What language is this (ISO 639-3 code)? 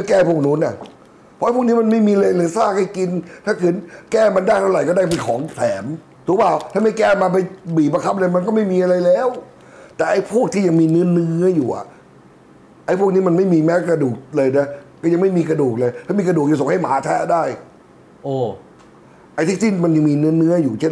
tha